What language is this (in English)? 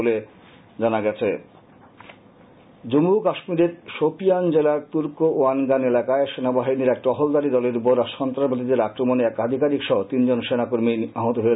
Bangla